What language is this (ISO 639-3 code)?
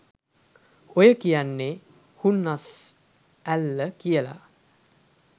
sin